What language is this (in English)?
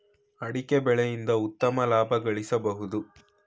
Kannada